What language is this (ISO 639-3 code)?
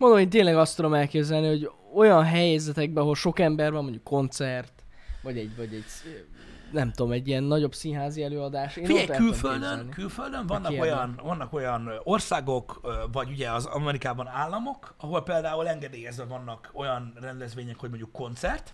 hun